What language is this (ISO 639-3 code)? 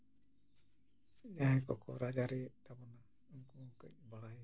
sat